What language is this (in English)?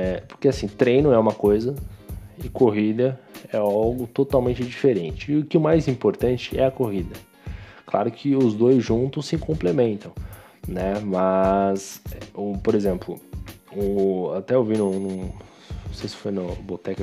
Portuguese